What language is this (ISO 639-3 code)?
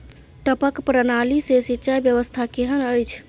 mai